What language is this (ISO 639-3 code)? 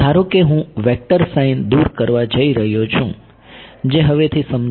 guj